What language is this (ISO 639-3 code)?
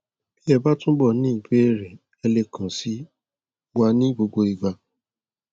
yor